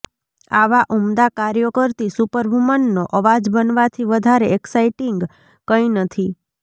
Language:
Gujarati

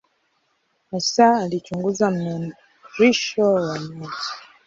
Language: Swahili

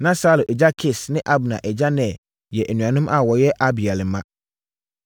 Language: Akan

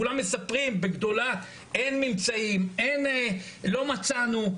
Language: Hebrew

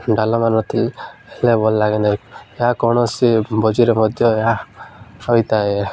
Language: Odia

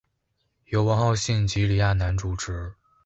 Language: Chinese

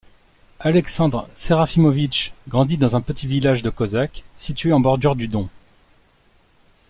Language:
French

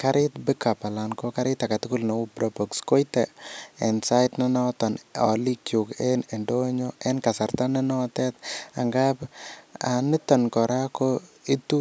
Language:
Kalenjin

